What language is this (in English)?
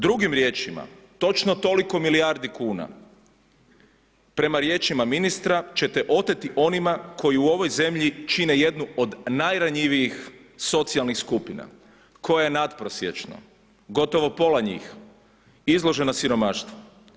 Croatian